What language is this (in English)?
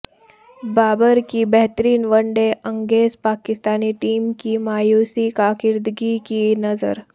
Urdu